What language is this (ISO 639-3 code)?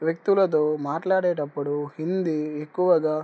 tel